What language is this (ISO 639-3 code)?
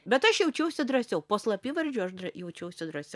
lit